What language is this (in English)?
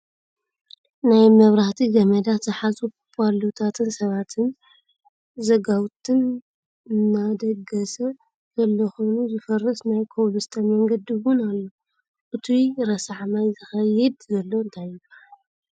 Tigrinya